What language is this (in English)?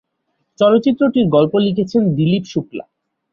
Bangla